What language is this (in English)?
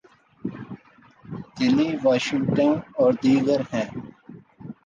Urdu